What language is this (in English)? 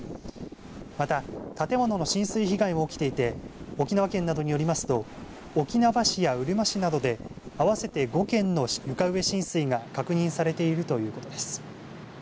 Japanese